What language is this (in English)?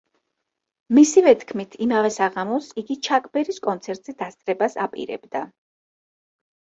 Georgian